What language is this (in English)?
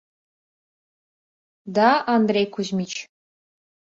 Mari